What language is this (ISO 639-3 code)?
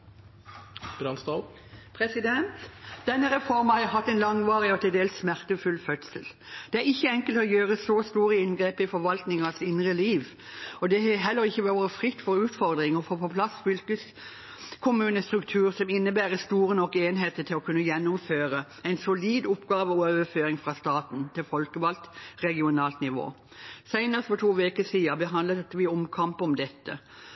nob